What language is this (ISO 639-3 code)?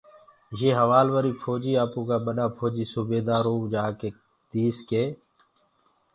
ggg